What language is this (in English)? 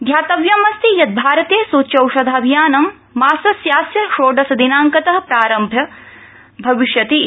Sanskrit